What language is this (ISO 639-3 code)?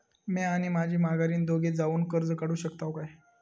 mar